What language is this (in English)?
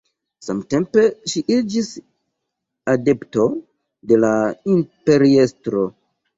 Esperanto